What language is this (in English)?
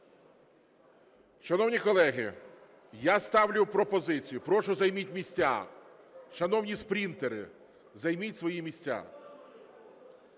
Ukrainian